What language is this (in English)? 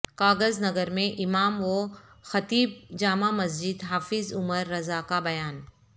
Urdu